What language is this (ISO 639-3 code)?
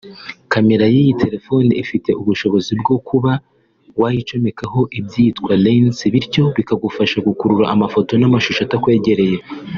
kin